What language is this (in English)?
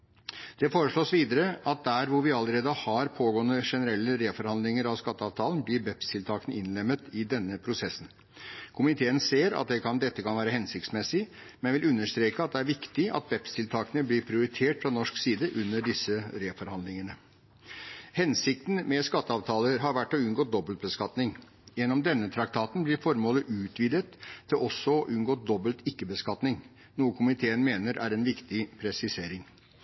Norwegian Bokmål